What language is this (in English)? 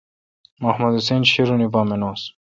Kalkoti